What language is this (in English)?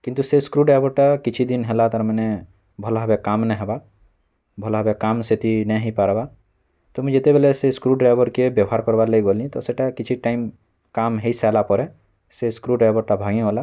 Odia